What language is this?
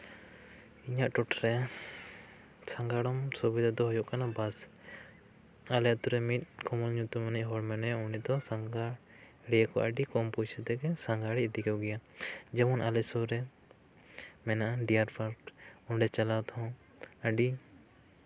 Santali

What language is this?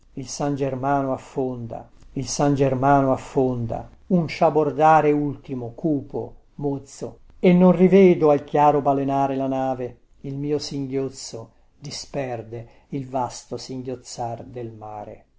Italian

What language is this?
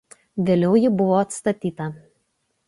Lithuanian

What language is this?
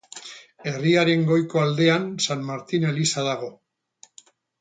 Basque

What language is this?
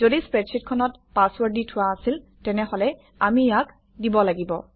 Assamese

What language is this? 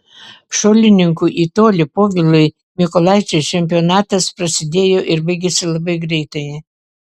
Lithuanian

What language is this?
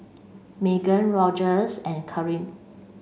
English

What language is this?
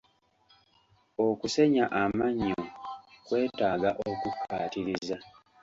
Ganda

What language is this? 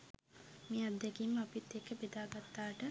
Sinhala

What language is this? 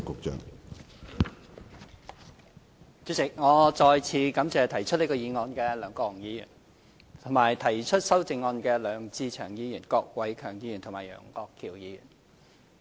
Cantonese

